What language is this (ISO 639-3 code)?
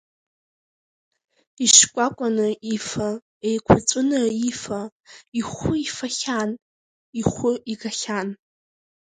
abk